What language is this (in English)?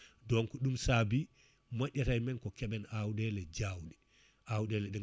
Fula